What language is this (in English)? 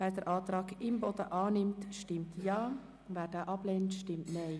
Swiss German